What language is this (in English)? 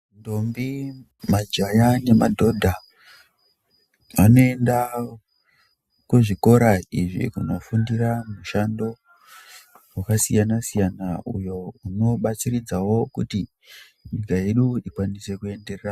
Ndau